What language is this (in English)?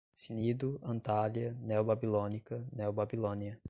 Portuguese